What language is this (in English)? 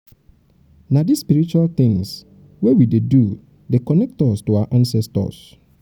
Nigerian Pidgin